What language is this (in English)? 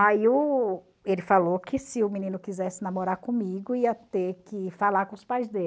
Portuguese